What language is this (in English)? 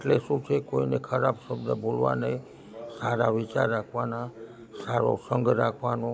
Gujarati